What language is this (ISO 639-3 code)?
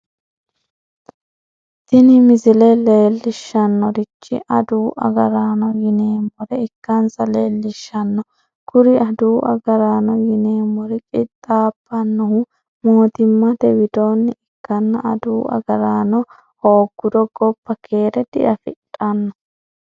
sid